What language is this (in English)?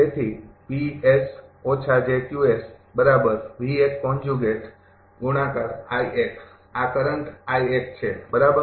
Gujarati